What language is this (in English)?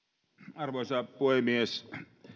Finnish